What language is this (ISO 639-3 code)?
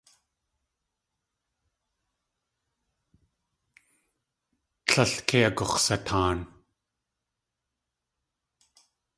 tli